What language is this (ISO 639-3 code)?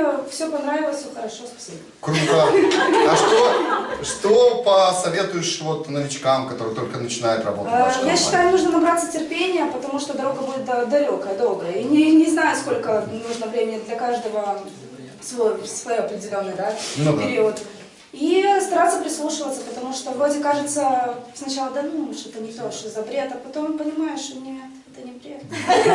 rus